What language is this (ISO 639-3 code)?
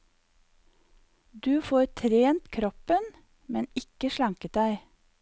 nor